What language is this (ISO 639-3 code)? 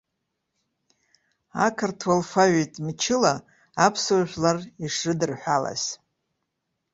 abk